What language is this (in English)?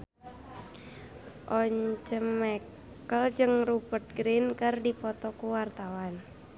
Sundanese